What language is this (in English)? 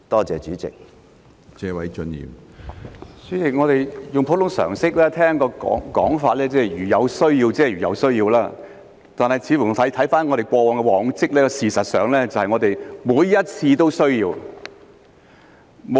Cantonese